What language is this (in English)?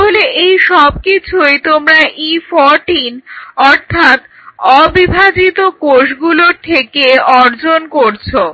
Bangla